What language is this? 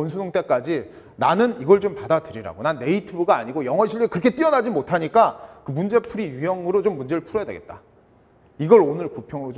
Korean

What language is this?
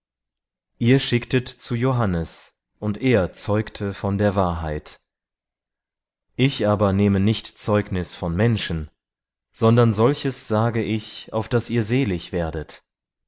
German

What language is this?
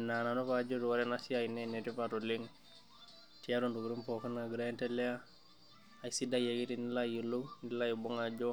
Masai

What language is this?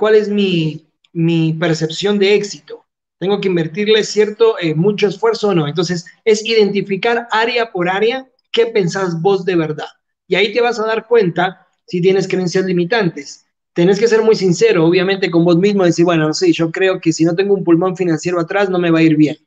Spanish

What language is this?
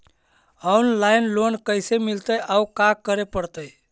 Magahi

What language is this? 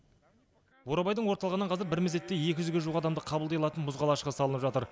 Kazakh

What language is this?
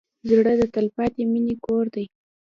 Pashto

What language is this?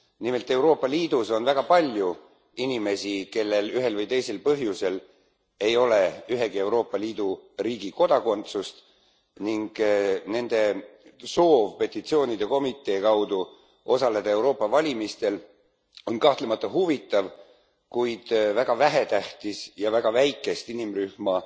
Estonian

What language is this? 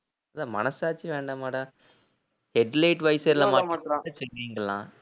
Tamil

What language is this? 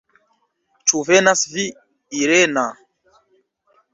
Esperanto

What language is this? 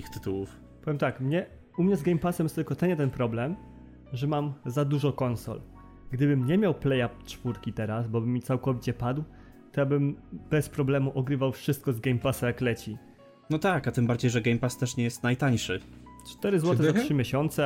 Polish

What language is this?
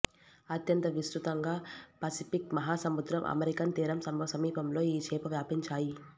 Telugu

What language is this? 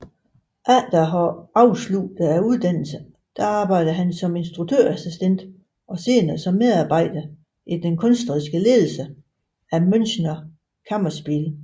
Danish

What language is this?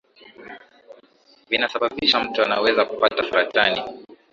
Swahili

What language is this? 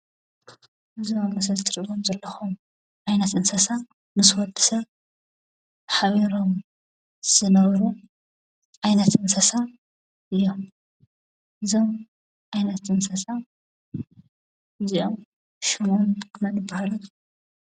Tigrinya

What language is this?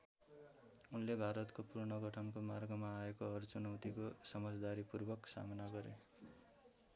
Nepali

